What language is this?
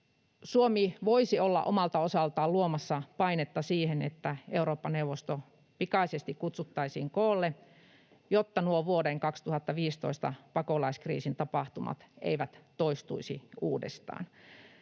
Finnish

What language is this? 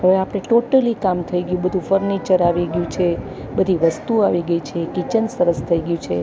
Gujarati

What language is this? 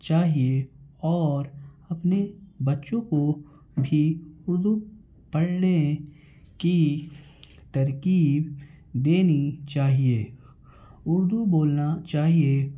Urdu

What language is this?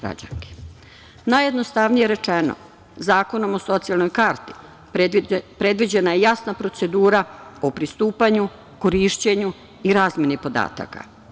Serbian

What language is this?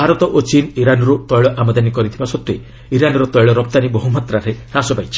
Odia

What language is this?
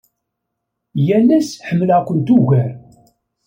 Kabyle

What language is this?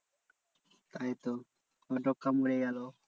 Bangla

